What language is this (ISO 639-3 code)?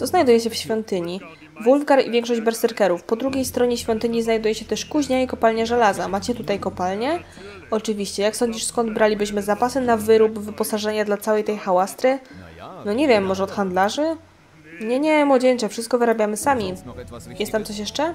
pol